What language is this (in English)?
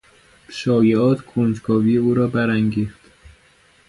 Persian